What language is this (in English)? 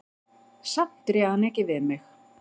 Icelandic